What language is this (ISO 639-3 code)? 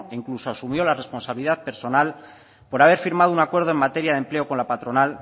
spa